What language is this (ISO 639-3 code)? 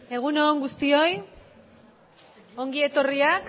eus